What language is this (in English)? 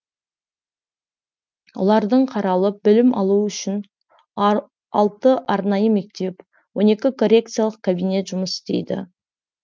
Kazakh